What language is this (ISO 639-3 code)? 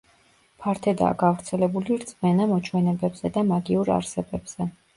kat